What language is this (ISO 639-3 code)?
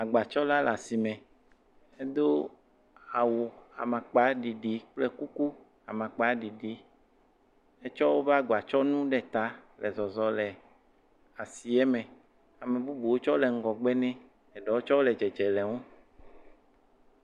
ewe